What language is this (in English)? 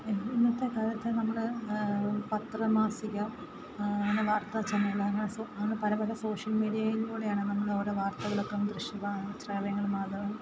Malayalam